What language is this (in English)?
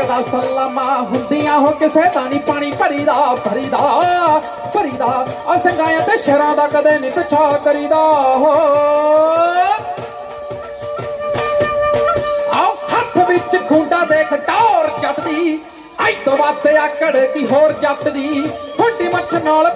Punjabi